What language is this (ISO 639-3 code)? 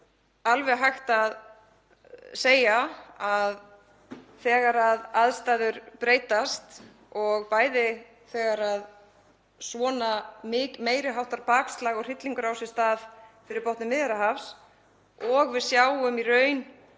isl